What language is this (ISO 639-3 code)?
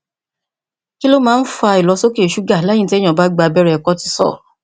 yor